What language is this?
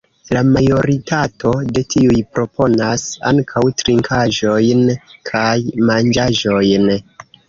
Esperanto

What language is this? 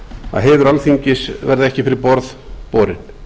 Icelandic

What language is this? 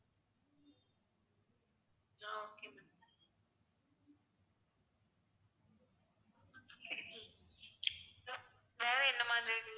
Tamil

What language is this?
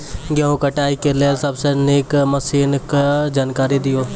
Maithili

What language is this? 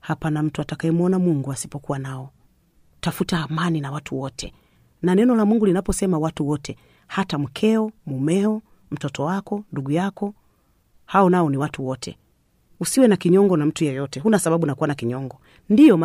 Swahili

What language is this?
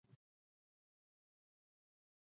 Basque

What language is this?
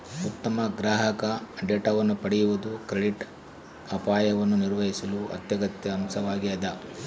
Kannada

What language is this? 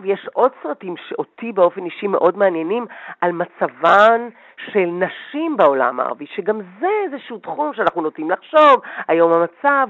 Hebrew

